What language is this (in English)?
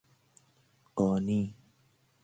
Persian